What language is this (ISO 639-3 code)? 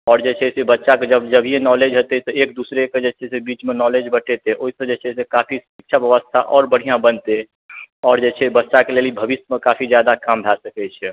mai